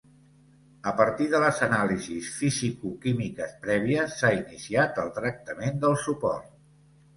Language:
Catalan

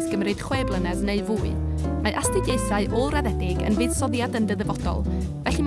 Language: Welsh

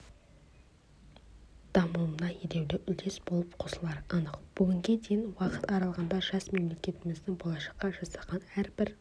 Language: Kazakh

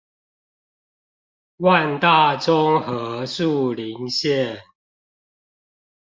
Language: Chinese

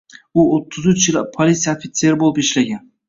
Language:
Uzbek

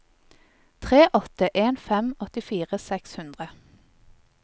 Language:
Norwegian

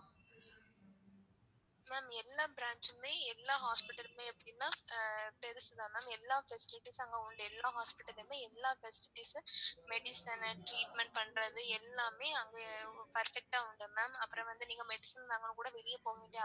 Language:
Tamil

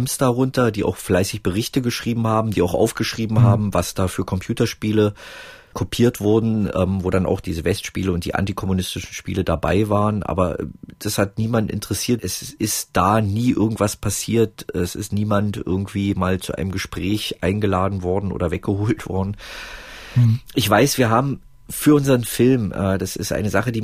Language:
German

